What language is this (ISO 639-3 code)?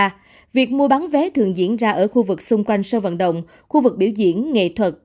vie